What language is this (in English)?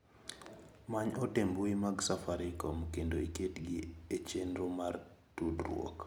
Luo (Kenya and Tanzania)